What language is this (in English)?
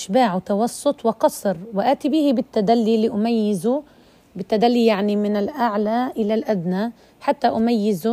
Arabic